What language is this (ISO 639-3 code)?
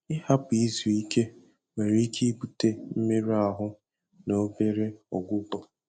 ibo